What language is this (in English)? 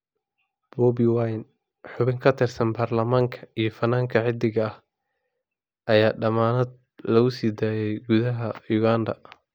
Somali